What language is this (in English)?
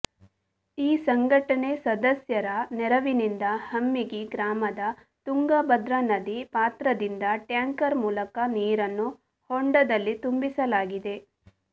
Kannada